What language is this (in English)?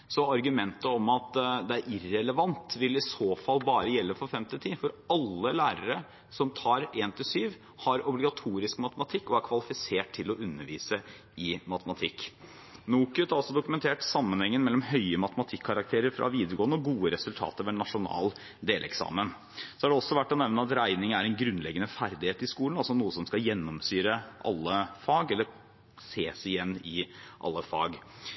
Norwegian Bokmål